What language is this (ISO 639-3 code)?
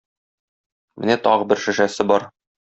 tat